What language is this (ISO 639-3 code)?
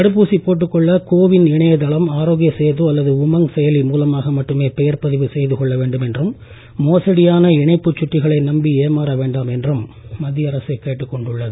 tam